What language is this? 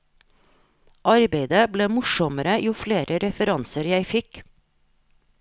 Norwegian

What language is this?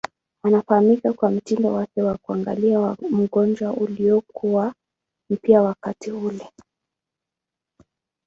Swahili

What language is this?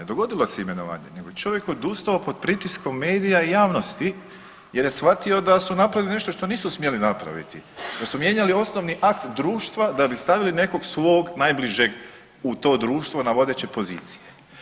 Croatian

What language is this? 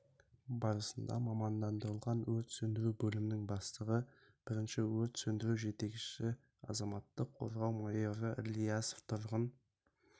Kazakh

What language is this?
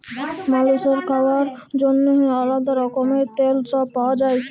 Bangla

